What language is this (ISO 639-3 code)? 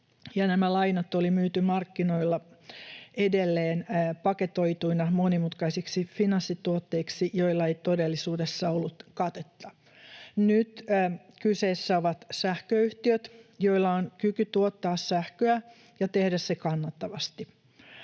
fin